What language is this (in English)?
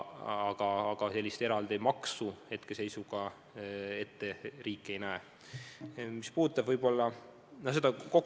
Estonian